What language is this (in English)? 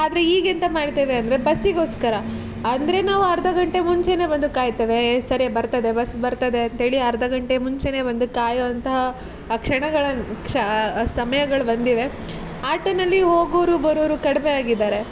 Kannada